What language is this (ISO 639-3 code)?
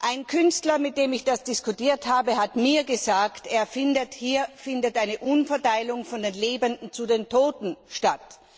deu